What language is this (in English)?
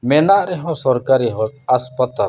Santali